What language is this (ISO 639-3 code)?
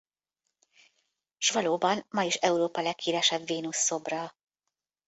hun